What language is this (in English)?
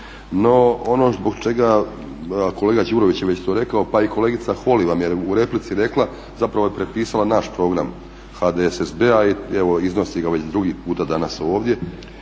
Croatian